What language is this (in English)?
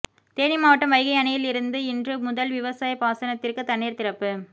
Tamil